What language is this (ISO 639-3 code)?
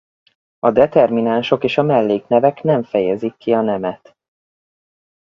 hun